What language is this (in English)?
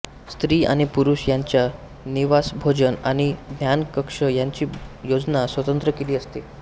Marathi